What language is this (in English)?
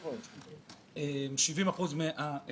Hebrew